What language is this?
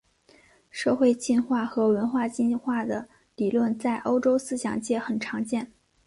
Chinese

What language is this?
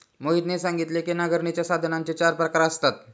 Marathi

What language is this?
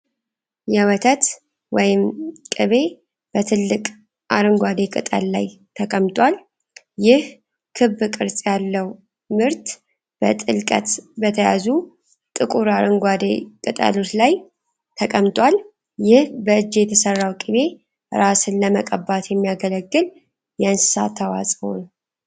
Amharic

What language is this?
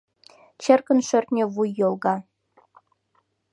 Mari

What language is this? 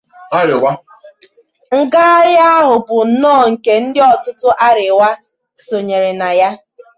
Igbo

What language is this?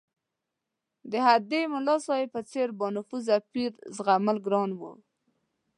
Pashto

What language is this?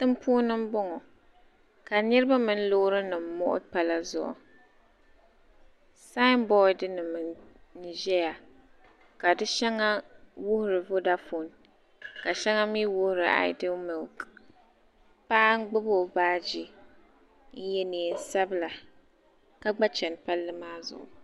Dagbani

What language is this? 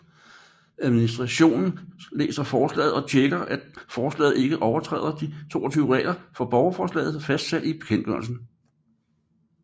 Danish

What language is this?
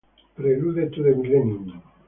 Italian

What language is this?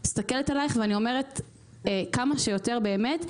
Hebrew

